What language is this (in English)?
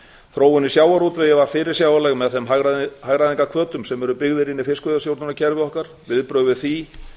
Icelandic